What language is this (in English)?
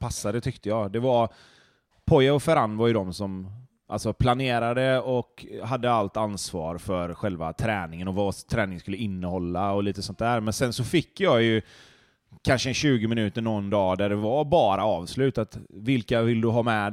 Swedish